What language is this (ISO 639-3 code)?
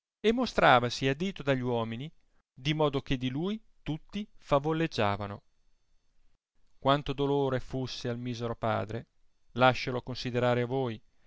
ita